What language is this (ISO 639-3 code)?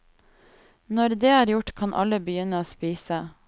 nor